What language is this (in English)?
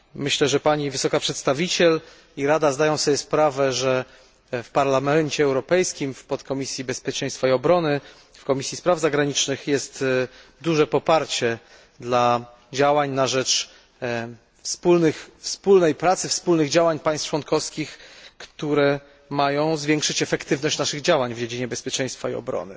Polish